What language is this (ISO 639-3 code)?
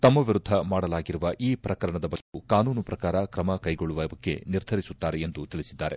kan